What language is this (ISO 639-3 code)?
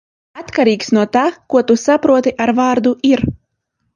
lav